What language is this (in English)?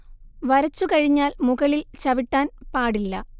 Malayalam